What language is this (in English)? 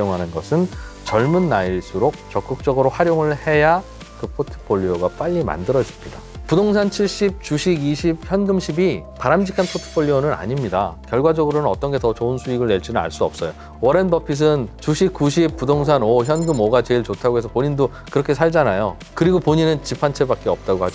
Korean